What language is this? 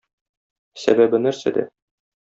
Tatar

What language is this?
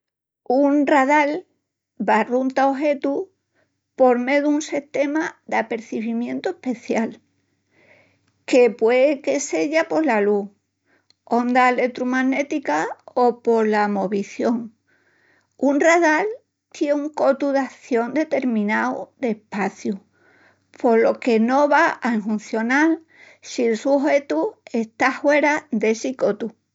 Extremaduran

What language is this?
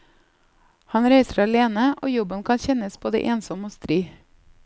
Norwegian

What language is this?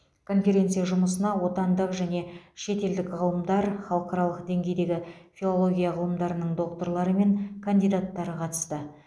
Kazakh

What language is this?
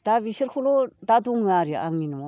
Bodo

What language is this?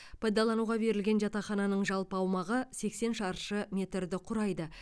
Kazakh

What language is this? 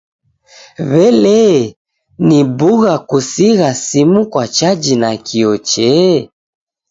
Taita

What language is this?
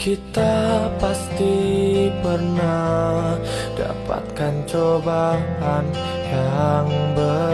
Indonesian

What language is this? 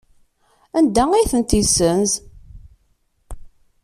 Kabyle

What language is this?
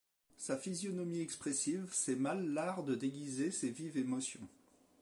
French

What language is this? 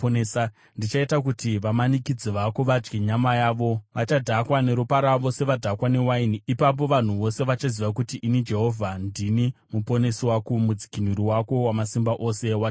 Shona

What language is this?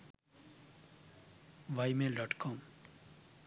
Sinhala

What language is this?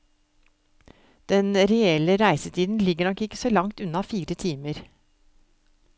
Norwegian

